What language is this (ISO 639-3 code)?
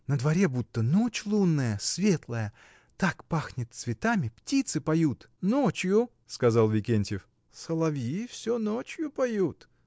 rus